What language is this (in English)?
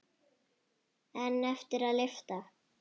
Icelandic